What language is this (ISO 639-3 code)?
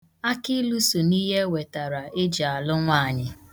ibo